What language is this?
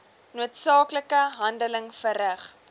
Afrikaans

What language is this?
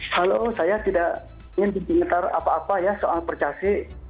Indonesian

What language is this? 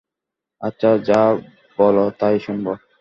Bangla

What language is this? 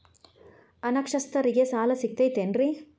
Kannada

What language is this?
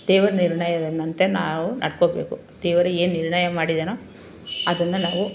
Kannada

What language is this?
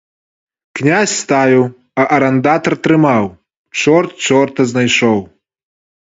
Belarusian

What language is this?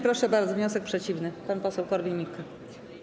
Polish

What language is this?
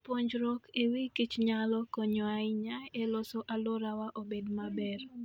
Luo (Kenya and Tanzania)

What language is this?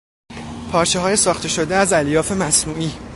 Persian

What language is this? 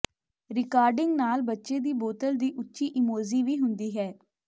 Punjabi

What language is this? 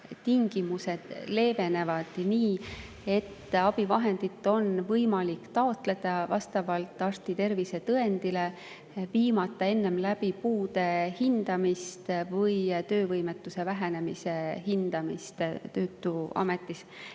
Estonian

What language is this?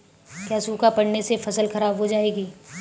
Hindi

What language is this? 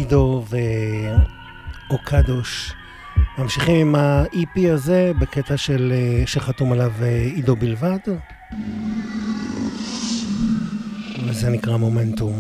Hebrew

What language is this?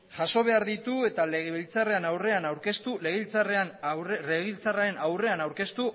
Basque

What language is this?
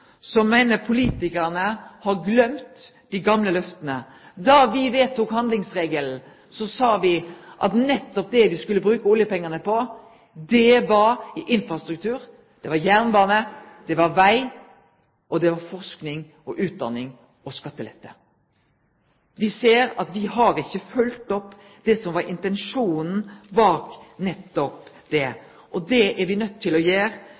Norwegian Nynorsk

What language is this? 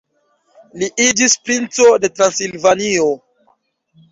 Esperanto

